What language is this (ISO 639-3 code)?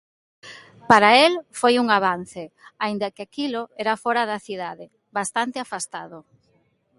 glg